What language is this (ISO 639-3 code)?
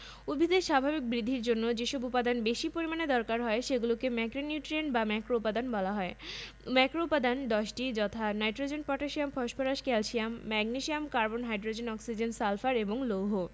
ben